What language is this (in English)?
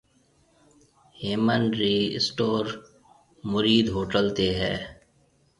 Marwari (Pakistan)